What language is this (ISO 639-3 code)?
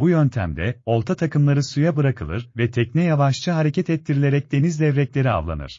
tur